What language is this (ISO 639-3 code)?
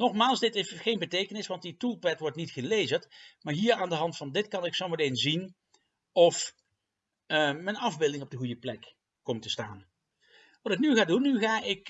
nld